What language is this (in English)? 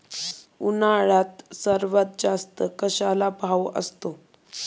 Marathi